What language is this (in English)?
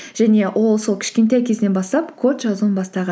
Kazakh